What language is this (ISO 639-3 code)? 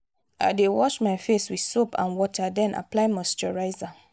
pcm